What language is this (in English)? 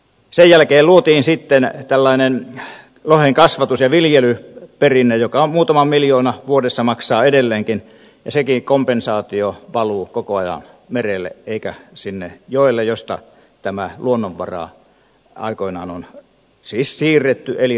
Finnish